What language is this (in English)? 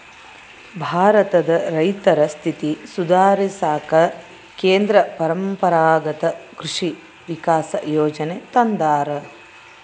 Kannada